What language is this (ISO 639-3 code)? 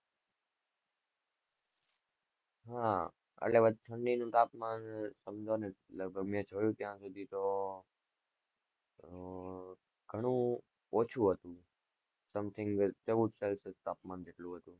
guj